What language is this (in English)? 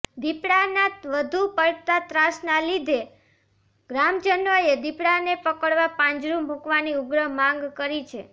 Gujarati